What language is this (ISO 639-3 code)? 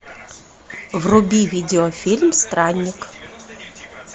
rus